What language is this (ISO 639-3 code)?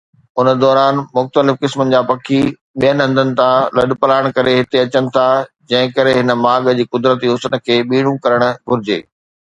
snd